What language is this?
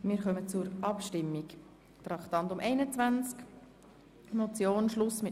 Swiss German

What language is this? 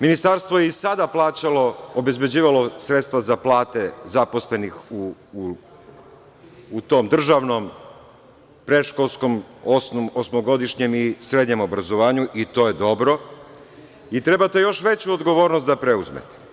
Serbian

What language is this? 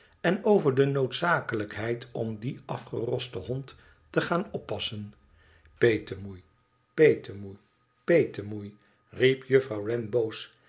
Dutch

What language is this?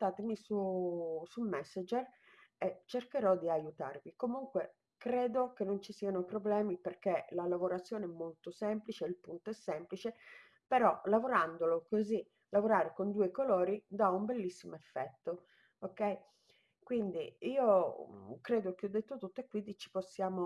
Italian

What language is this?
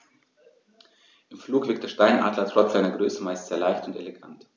German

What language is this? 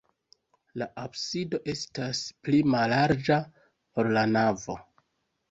Esperanto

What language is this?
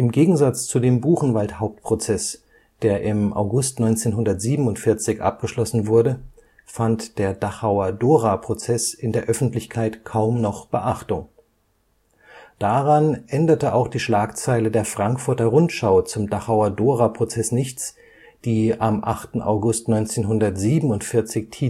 German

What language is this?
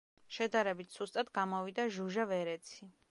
Georgian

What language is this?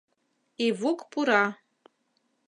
Mari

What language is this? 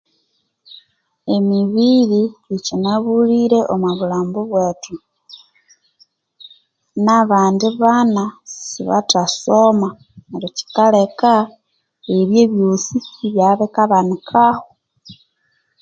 Konzo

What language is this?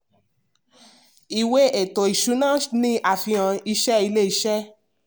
Yoruba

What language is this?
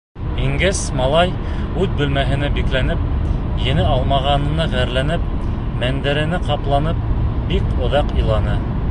Bashkir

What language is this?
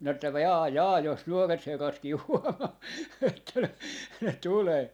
Finnish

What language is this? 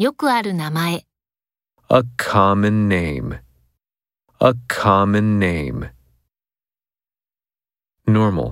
Japanese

